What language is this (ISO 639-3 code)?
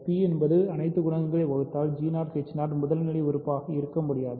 tam